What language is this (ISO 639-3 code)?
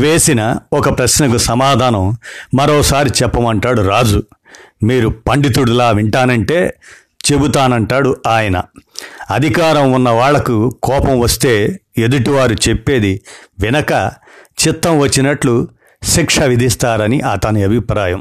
tel